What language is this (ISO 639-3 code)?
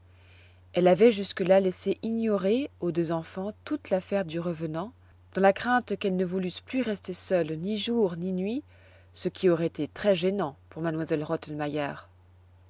fra